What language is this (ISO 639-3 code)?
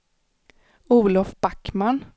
swe